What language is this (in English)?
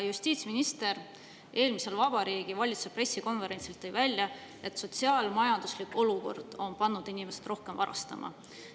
Estonian